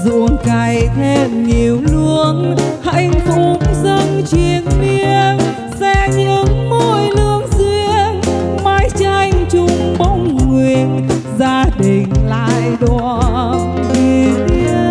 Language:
Vietnamese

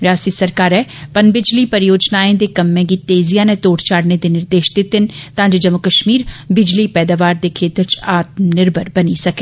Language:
Dogri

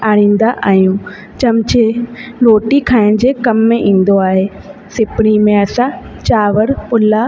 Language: Sindhi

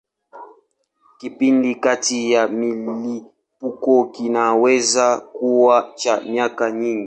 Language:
Swahili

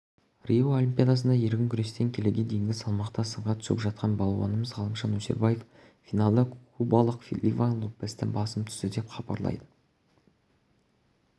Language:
Kazakh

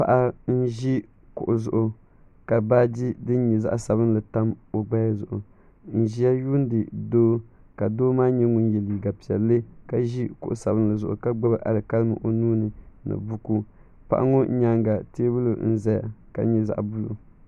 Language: Dagbani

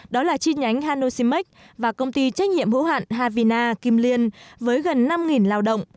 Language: Vietnamese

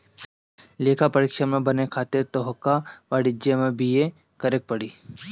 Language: Bhojpuri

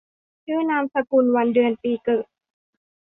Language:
Thai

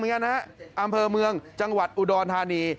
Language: Thai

